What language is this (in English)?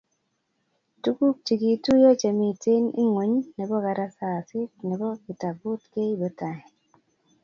Kalenjin